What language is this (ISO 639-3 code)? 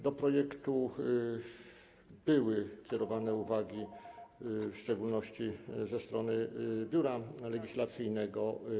pol